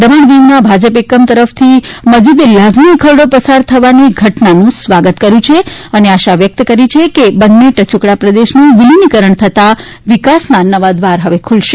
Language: Gujarati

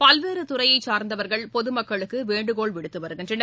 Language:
Tamil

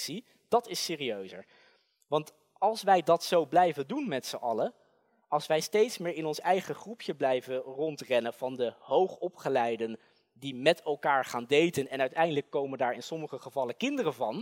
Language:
Dutch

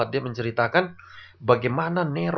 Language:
Indonesian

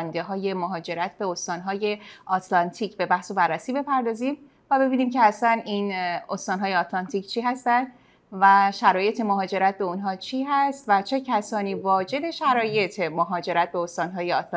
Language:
Persian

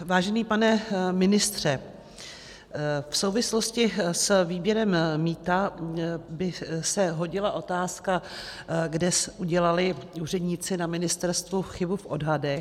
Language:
Czech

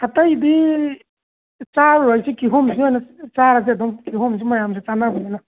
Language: Manipuri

